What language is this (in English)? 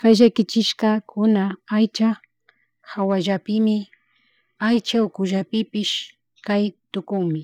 Chimborazo Highland Quichua